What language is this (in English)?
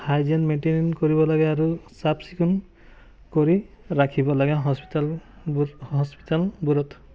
Assamese